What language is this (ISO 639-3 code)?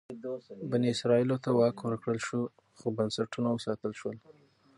pus